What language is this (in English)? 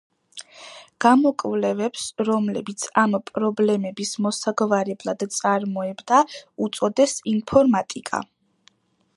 Georgian